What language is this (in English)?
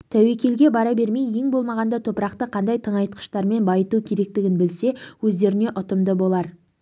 Kazakh